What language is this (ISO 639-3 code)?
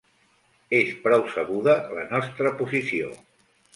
cat